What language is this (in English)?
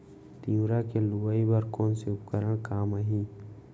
Chhattisgarhi